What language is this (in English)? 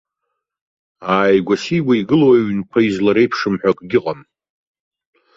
Abkhazian